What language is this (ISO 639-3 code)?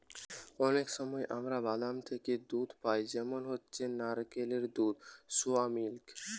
ben